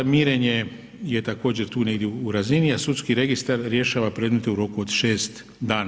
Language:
Croatian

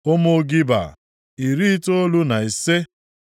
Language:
Igbo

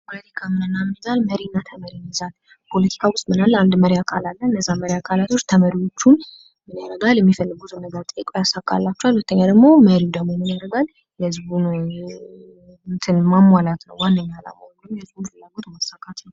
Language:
Amharic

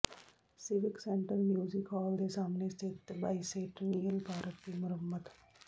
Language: Punjabi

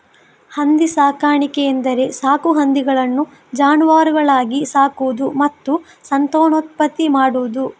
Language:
Kannada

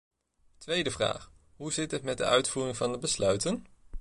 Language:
Dutch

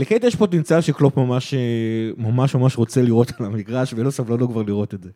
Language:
Hebrew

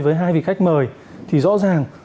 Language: Vietnamese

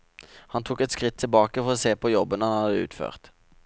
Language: Norwegian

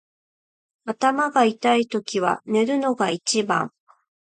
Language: Japanese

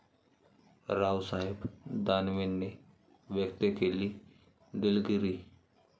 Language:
Marathi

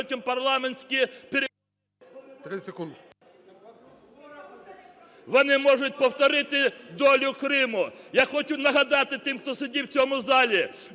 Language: Ukrainian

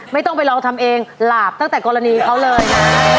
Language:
Thai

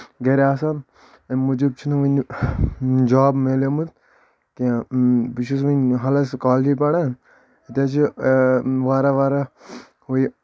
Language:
Kashmiri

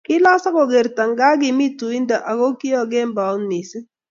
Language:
Kalenjin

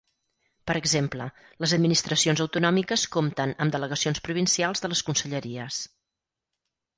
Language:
Catalan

